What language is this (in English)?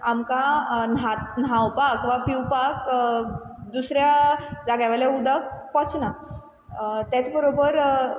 Konkani